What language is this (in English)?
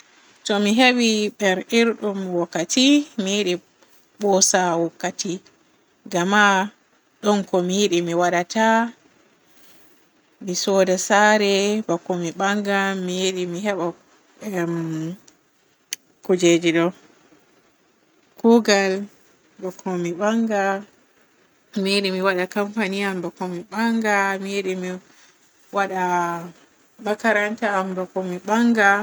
Borgu Fulfulde